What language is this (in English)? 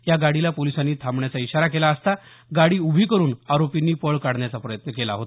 Marathi